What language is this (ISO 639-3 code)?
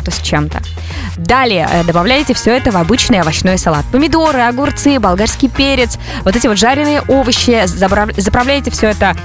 rus